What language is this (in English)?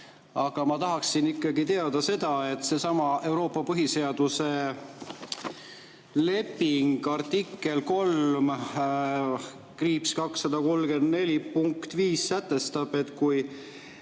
Estonian